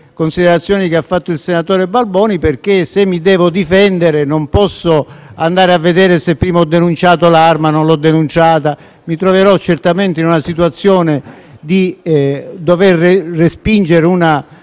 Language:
Italian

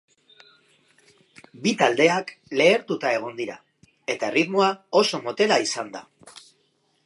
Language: Basque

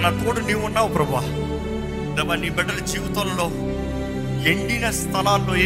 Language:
Telugu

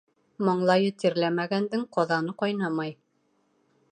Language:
Bashkir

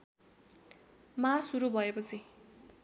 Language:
Nepali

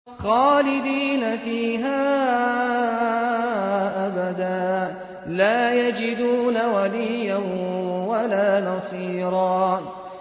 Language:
Arabic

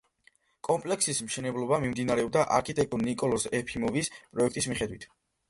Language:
Georgian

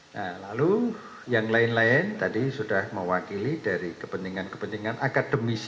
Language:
Indonesian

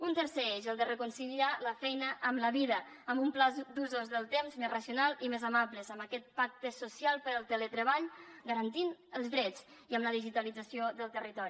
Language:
Catalan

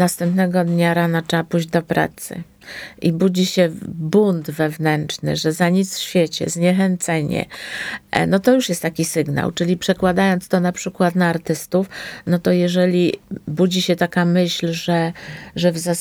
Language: Polish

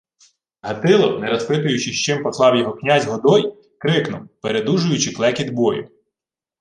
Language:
Ukrainian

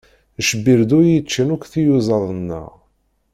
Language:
Kabyle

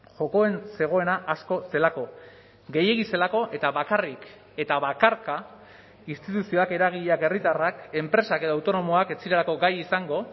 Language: Basque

